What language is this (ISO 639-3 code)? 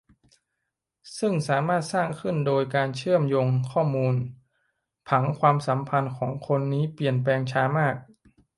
tha